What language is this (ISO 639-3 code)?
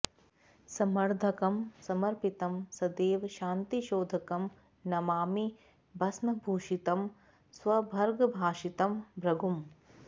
san